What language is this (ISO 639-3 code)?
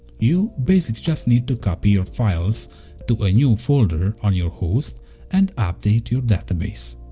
eng